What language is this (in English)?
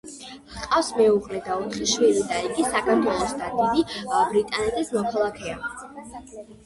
Georgian